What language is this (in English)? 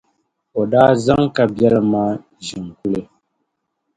Dagbani